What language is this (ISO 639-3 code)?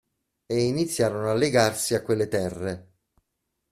ita